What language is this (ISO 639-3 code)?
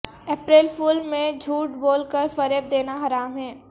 urd